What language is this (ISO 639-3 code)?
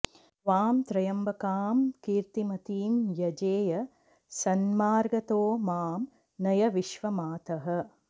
san